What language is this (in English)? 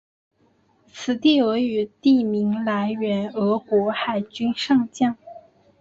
Chinese